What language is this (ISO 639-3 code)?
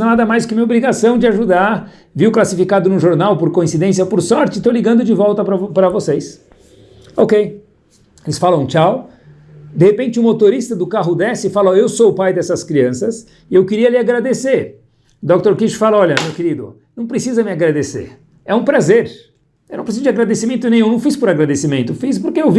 por